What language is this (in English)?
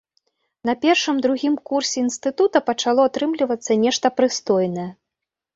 Belarusian